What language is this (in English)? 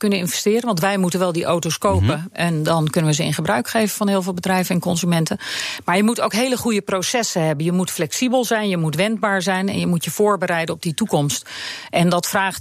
Dutch